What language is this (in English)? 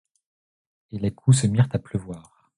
French